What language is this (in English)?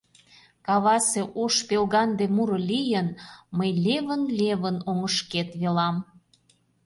Mari